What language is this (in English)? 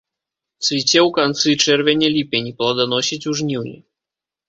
Belarusian